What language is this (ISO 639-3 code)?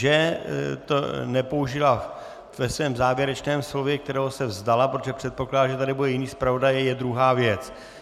ces